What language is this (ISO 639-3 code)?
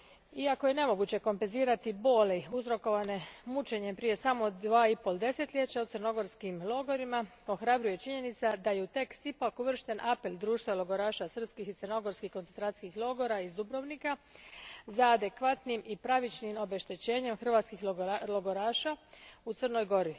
hrv